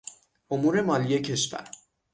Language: Persian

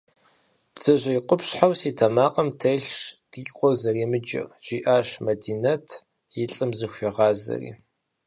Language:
Kabardian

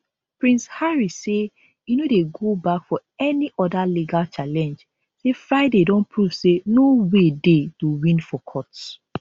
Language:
Nigerian Pidgin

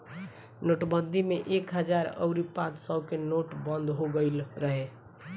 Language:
Bhojpuri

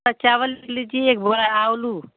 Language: Hindi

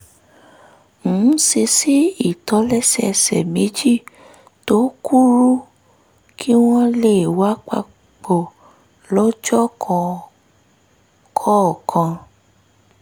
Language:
Yoruba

